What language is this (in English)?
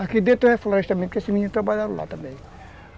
Portuguese